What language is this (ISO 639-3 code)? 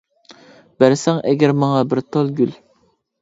uig